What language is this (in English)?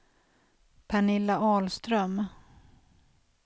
Swedish